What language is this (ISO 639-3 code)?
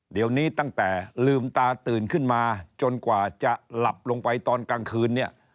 tha